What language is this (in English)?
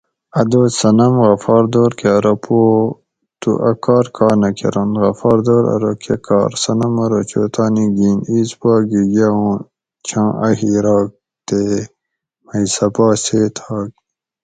Gawri